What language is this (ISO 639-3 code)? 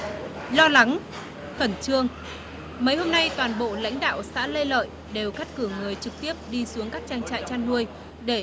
vie